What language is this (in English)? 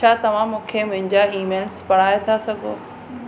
Sindhi